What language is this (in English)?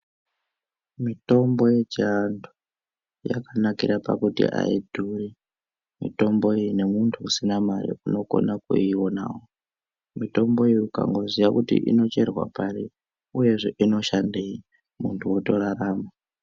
Ndau